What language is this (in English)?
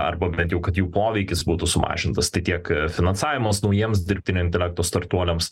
Lithuanian